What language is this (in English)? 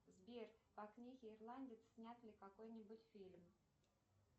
Russian